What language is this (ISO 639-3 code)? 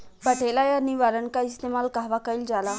bho